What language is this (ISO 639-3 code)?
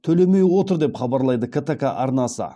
kaz